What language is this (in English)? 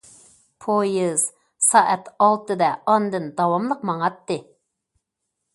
Uyghur